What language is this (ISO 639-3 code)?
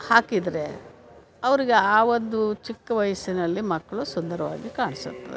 kan